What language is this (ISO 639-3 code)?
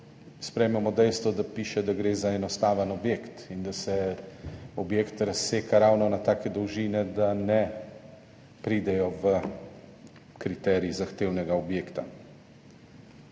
slv